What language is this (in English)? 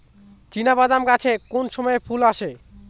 Bangla